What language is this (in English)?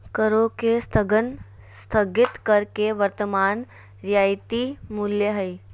Magahi